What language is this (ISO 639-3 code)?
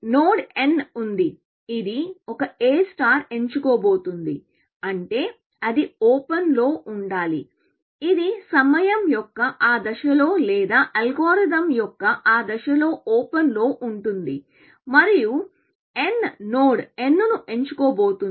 tel